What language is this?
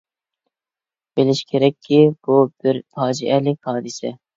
Uyghur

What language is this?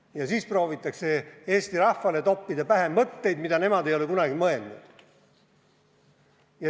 Estonian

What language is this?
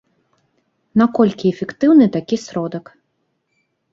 Belarusian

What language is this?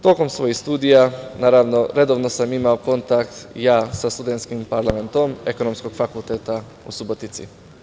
Serbian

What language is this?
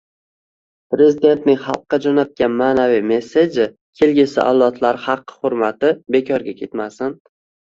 Uzbek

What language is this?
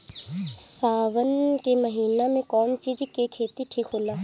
Bhojpuri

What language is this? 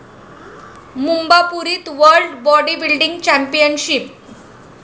Marathi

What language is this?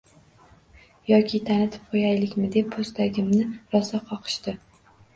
Uzbek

